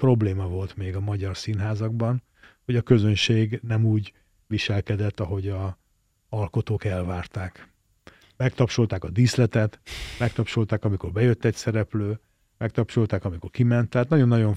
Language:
Hungarian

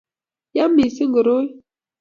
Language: Kalenjin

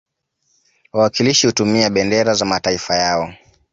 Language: Swahili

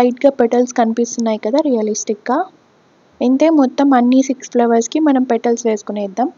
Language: Telugu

